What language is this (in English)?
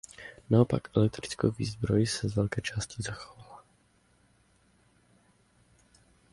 Czech